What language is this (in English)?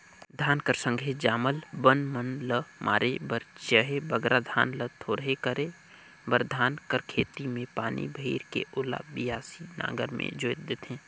Chhattisgarhi